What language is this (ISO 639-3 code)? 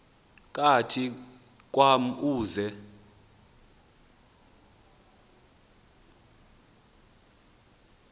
xho